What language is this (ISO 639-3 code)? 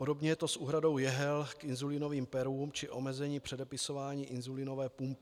ces